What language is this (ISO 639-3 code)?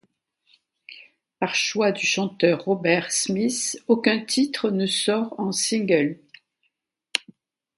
fra